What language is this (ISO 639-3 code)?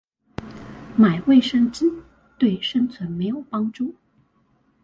zho